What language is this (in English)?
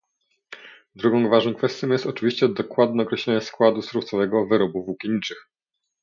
Polish